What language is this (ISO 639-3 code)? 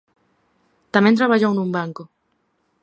glg